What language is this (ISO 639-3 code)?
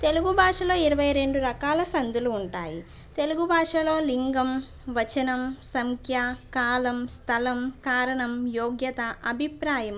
tel